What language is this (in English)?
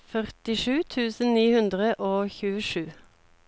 Norwegian